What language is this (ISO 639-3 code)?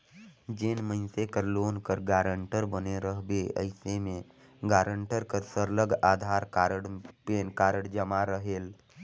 hne